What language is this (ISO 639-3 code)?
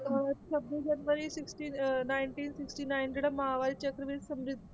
pan